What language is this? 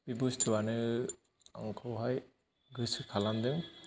Bodo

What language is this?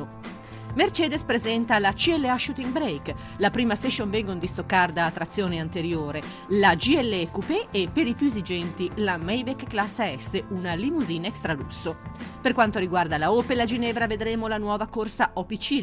Italian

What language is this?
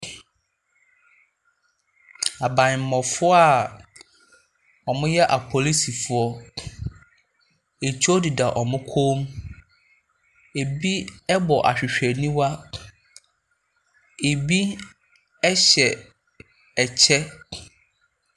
Akan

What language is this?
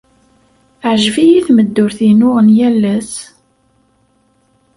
Kabyle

